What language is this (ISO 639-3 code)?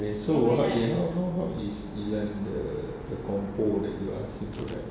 eng